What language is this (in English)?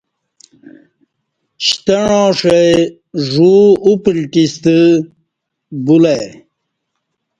Kati